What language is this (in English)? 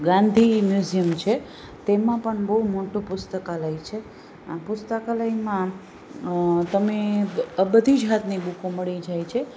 Gujarati